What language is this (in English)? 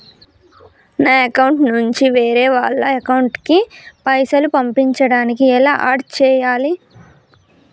Telugu